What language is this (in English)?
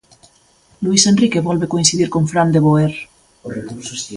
Galician